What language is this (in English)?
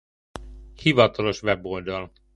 Hungarian